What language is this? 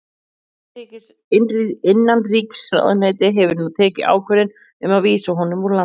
Icelandic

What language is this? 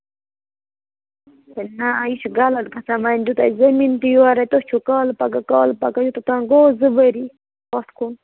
Kashmiri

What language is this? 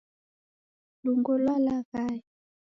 Taita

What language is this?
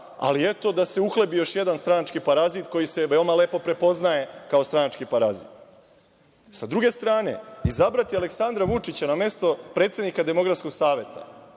Serbian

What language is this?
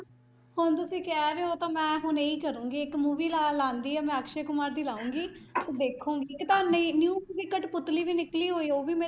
Punjabi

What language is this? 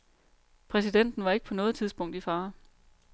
Danish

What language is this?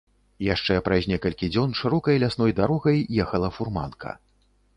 Belarusian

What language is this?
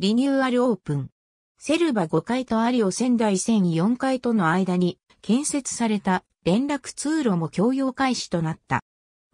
Japanese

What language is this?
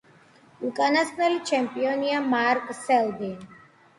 Georgian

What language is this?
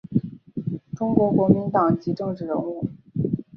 Chinese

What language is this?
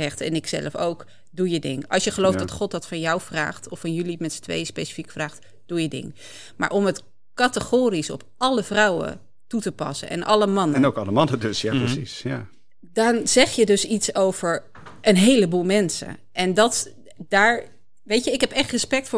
Dutch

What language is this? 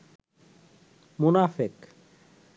Bangla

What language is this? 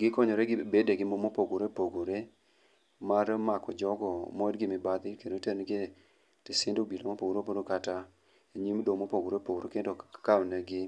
Luo (Kenya and Tanzania)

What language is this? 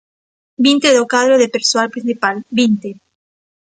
Galician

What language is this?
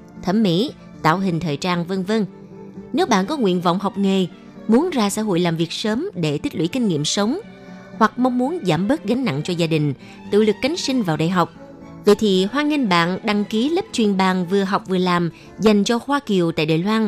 Vietnamese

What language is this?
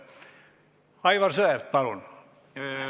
Estonian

